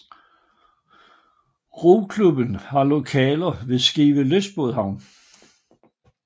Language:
Danish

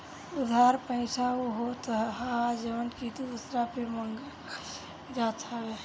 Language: Bhojpuri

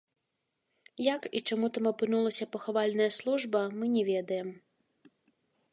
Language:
Belarusian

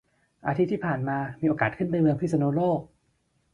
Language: Thai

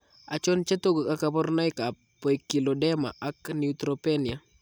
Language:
Kalenjin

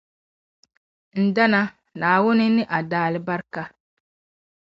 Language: Dagbani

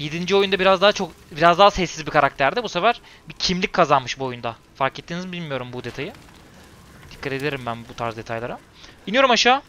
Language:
Turkish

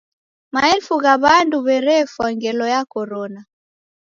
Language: Taita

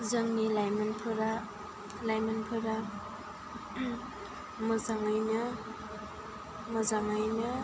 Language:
Bodo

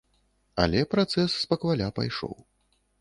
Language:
Belarusian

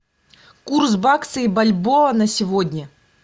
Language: Russian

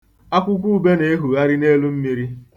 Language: Igbo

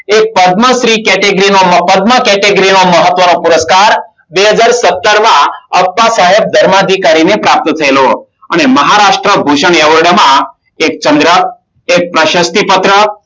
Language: Gujarati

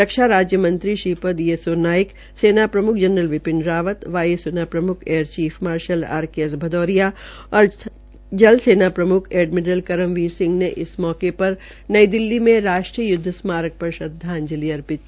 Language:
Hindi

